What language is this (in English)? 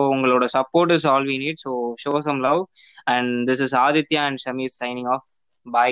Tamil